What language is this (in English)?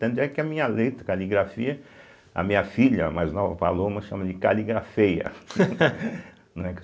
Portuguese